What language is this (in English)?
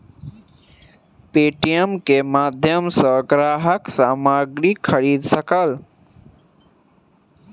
Maithili